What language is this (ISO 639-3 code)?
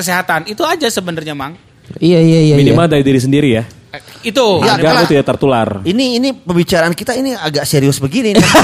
ind